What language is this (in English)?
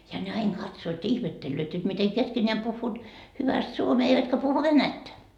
Finnish